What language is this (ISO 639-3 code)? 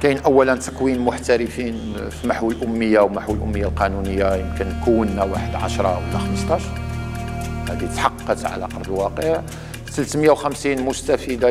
ara